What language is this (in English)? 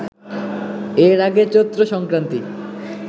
Bangla